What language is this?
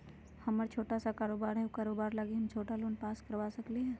Magahi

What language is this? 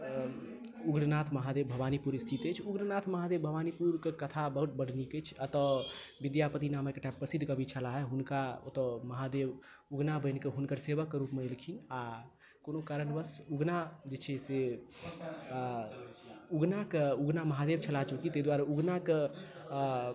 Maithili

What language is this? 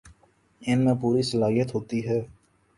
Urdu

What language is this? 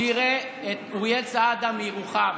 Hebrew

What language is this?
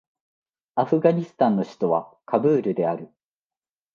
Japanese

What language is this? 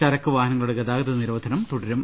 Malayalam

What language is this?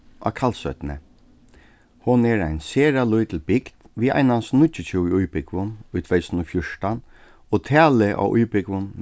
Faroese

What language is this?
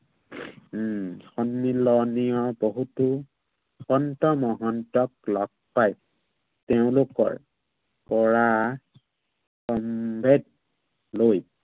Assamese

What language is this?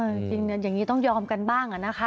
Thai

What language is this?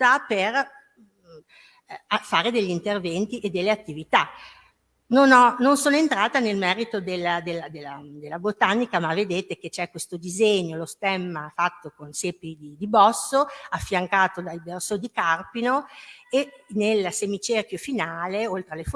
Italian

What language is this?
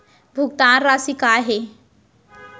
Chhattisgarhi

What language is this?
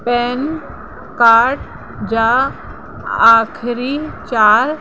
Sindhi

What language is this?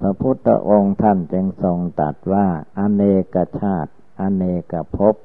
Thai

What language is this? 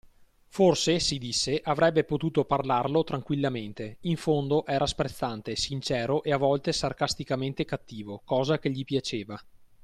Italian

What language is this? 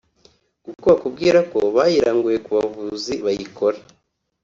Kinyarwanda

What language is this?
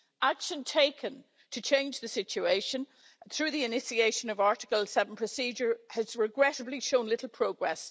English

